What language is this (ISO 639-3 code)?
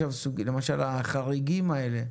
heb